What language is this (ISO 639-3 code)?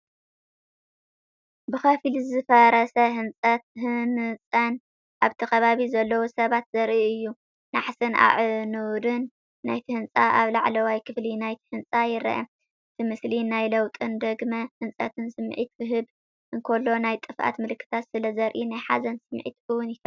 tir